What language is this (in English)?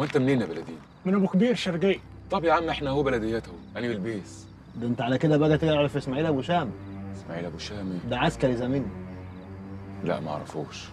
Arabic